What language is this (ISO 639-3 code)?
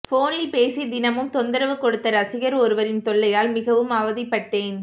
tam